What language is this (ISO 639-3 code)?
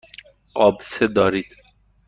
fas